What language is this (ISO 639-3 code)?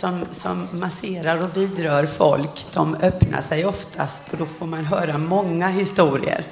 swe